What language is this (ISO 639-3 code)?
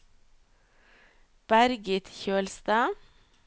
nor